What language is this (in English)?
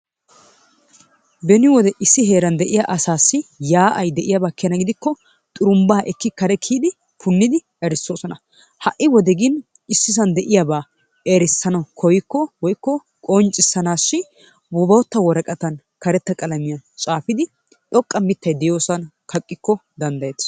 Wolaytta